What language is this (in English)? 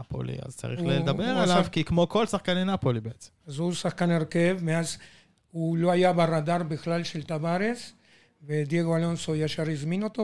Hebrew